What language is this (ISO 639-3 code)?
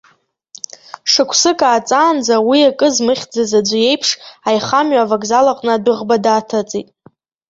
abk